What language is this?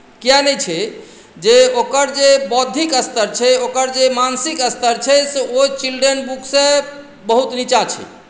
Maithili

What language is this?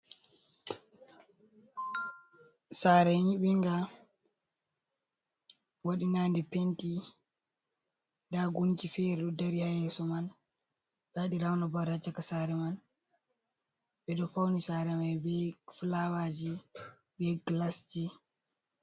Fula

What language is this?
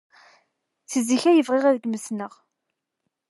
Kabyle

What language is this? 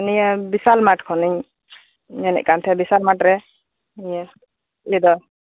Santali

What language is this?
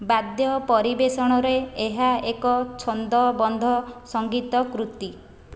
Odia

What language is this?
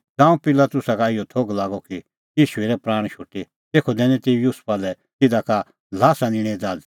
Kullu Pahari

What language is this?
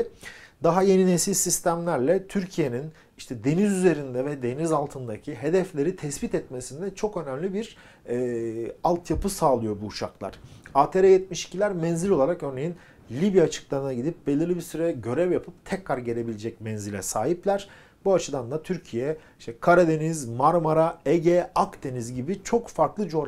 Turkish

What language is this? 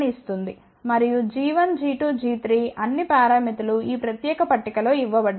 Telugu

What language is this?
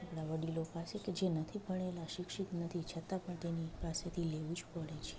Gujarati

